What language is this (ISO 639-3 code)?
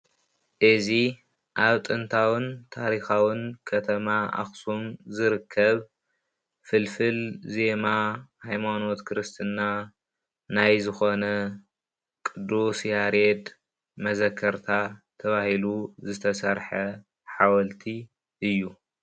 tir